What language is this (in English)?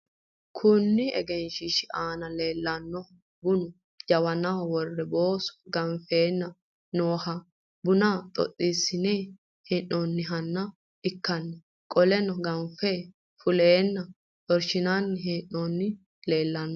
Sidamo